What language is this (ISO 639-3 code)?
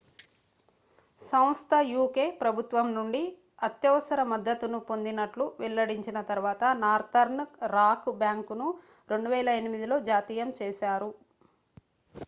tel